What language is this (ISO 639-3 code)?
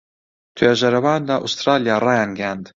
ckb